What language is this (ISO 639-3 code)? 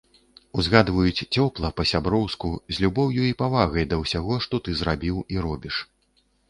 bel